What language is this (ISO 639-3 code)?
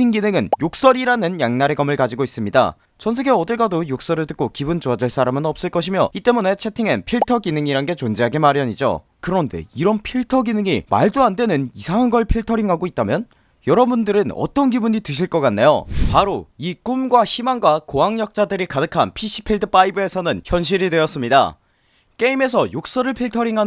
kor